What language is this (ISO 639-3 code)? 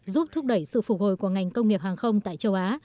vie